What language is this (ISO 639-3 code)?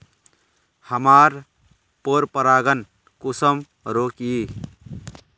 mag